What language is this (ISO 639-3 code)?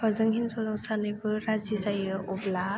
brx